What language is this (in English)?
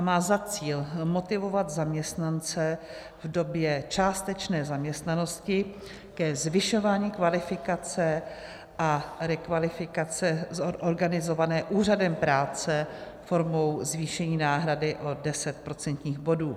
Czech